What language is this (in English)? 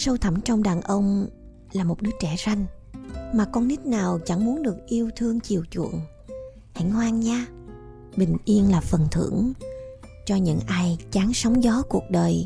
Vietnamese